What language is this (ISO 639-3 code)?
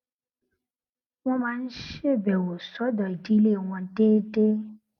yor